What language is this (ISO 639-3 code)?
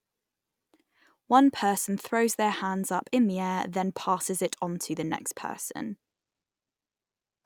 eng